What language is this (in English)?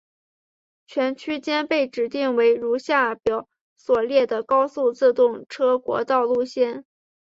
Chinese